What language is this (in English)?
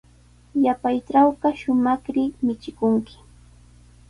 Sihuas Ancash Quechua